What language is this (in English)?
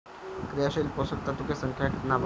Bhojpuri